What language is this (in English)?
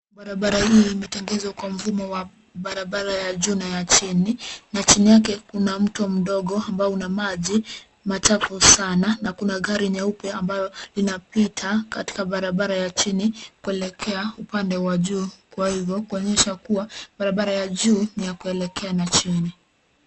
Swahili